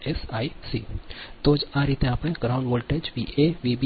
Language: Gujarati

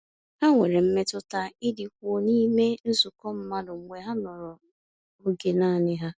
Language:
Igbo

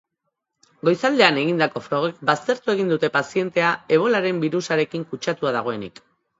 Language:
Basque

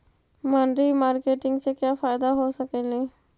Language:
Magahi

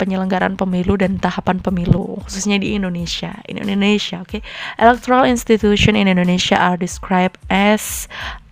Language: Indonesian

